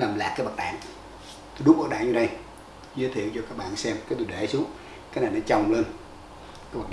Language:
Vietnamese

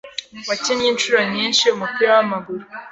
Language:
Kinyarwanda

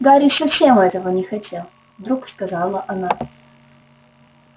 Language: Russian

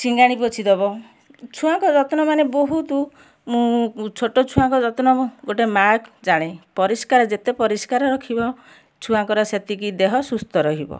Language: Odia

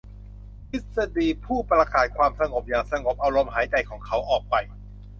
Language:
Thai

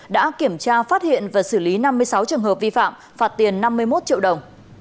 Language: Vietnamese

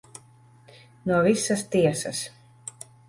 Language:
Latvian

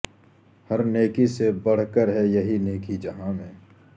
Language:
Urdu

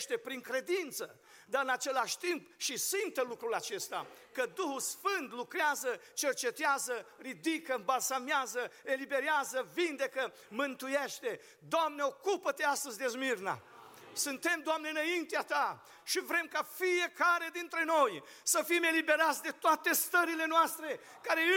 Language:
Romanian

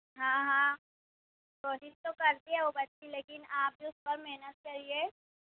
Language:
Urdu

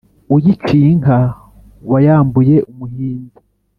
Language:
Kinyarwanda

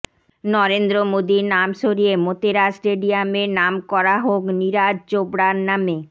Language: Bangla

